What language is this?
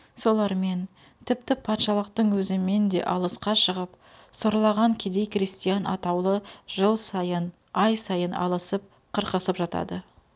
Kazakh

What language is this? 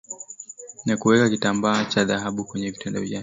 Swahili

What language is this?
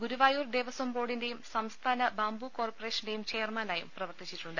Malayalam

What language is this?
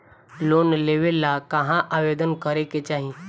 Bhojpuri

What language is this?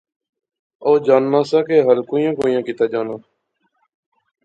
Pahari-Potwari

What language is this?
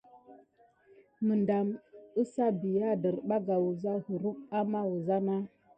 Gidar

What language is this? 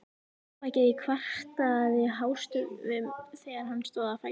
Icelandic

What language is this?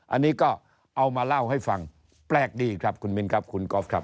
Thai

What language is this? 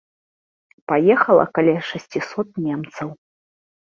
Belarusian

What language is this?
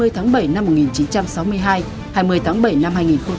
Vietnamese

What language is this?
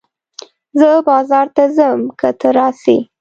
Pashto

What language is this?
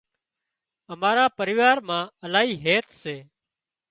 Wadiyara Koli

